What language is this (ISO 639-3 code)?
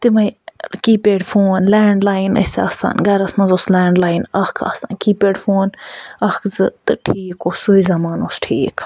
kas